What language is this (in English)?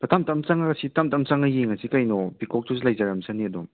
Manipuri